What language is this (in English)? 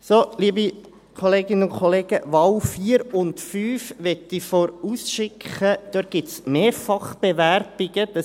Swiss German